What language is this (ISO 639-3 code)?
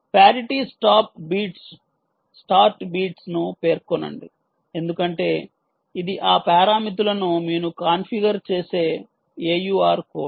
tel